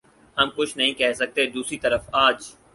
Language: Urdu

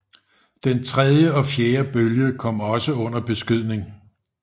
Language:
Danish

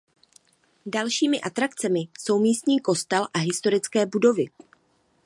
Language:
Czech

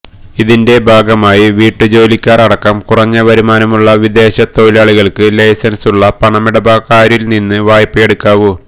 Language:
Malayalam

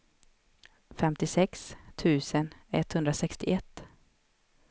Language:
Swedish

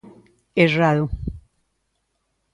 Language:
Galician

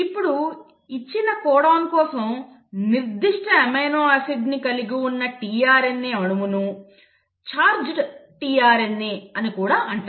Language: Telugu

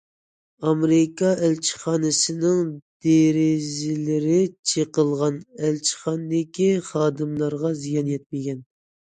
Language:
Uyghur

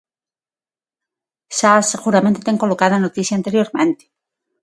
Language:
Galician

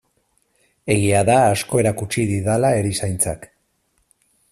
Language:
Basque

